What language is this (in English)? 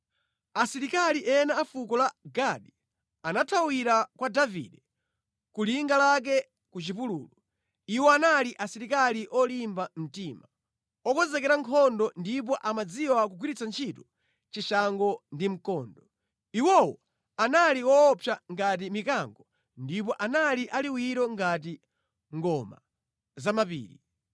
Nyanja